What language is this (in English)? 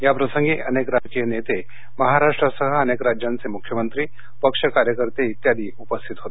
Marathi